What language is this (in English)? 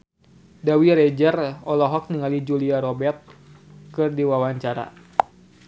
Sundanese